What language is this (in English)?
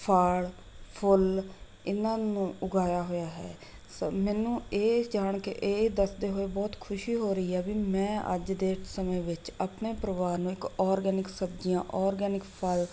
Punjabi